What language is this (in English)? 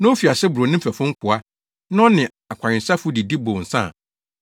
Akan